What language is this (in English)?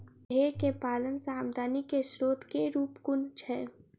Maithili